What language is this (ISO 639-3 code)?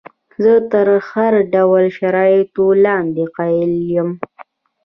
pus